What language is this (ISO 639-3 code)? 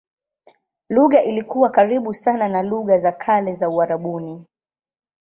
swa